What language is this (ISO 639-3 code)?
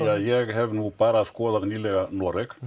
isl